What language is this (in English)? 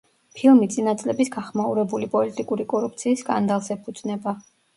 Georgian